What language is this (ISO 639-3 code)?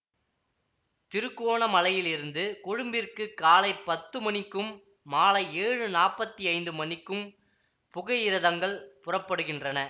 tam